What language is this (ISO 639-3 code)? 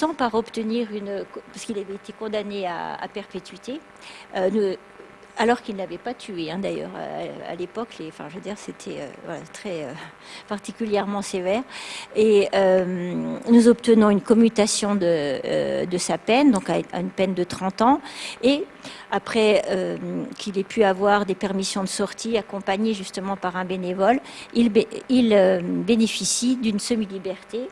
fra